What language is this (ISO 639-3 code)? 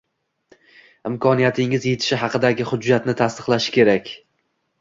uzb